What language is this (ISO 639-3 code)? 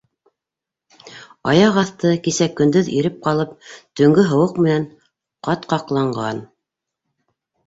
bak